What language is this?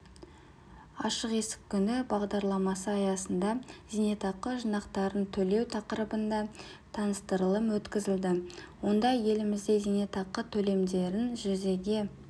Kazakh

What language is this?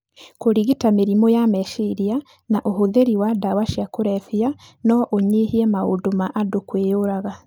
Kikuyu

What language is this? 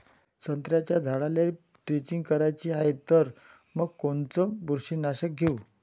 Marathi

